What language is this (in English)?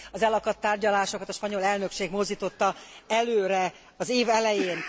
Hungarian